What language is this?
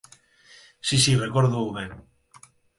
Galician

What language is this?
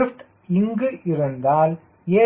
Tamil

